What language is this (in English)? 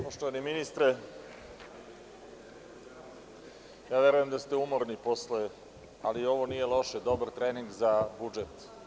Serbian